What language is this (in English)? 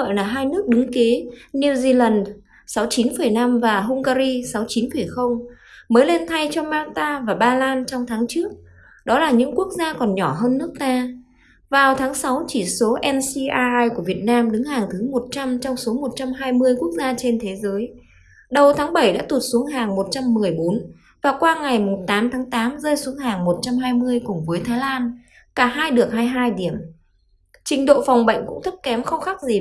Vietnamese